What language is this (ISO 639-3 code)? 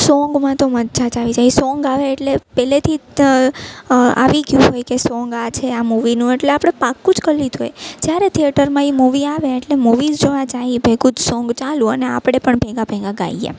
guj